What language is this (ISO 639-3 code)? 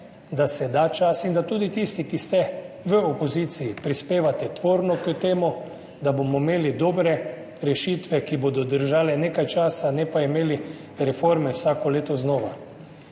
slv